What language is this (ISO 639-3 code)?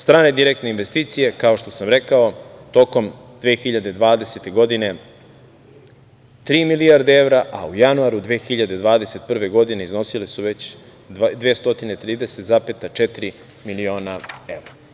srp